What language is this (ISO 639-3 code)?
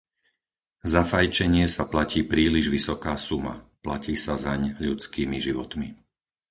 slk